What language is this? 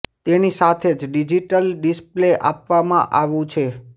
Gujarati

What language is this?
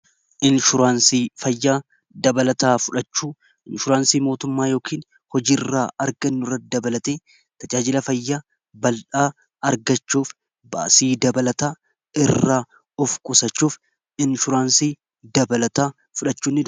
Oromo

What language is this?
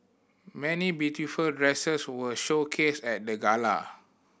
English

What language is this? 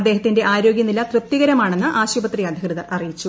Malayalam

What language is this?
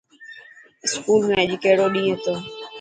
Dhatki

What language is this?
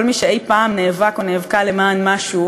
Hebrew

